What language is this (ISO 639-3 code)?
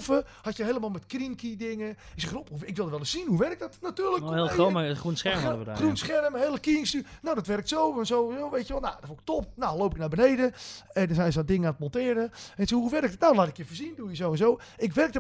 nld